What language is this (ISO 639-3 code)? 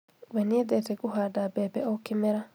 kik